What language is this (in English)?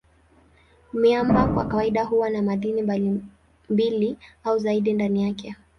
Swahili